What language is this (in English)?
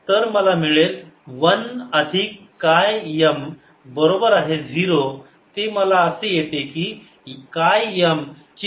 Marathi